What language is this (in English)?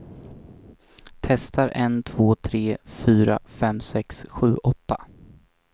Swedish